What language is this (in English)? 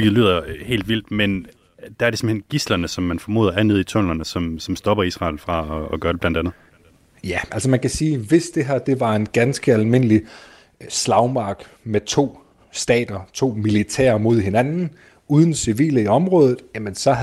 Danish